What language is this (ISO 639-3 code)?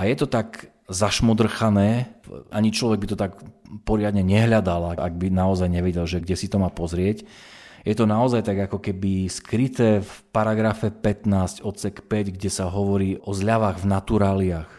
slk